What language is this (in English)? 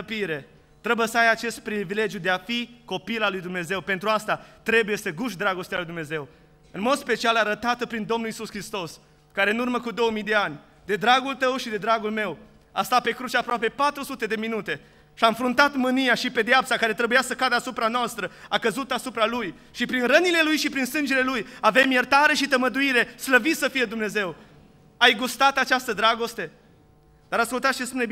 Romanian